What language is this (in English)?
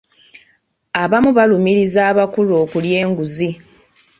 Ganda